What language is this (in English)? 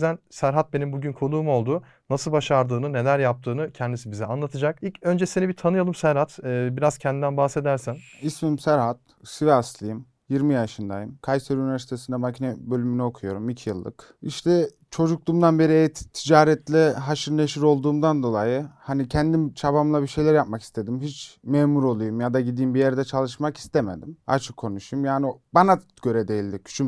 Turkish